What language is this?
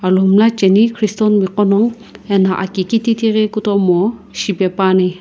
Sumi Naga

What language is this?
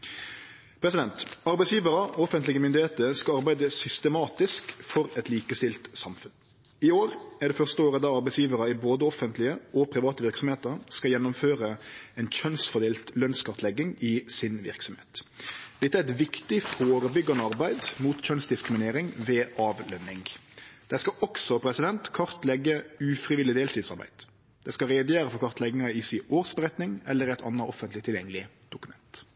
Norwegian Nynorsk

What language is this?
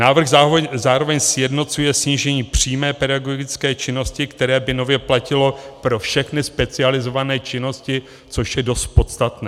Czech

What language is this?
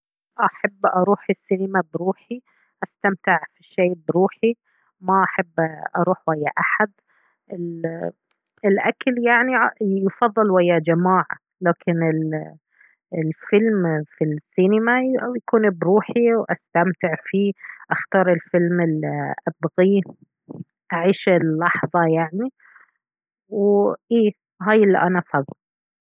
Baharna Arabic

